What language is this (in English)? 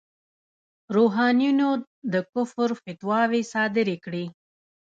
Pashto